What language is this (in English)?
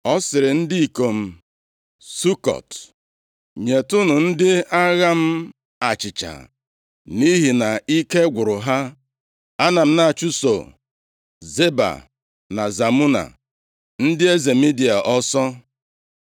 Igbo